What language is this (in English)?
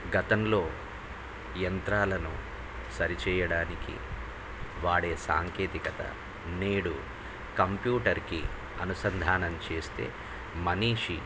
Telugu